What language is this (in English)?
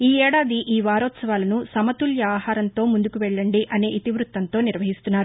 Telugu